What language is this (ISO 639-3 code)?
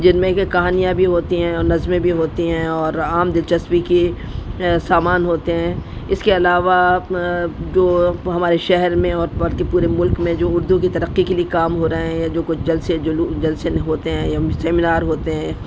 urd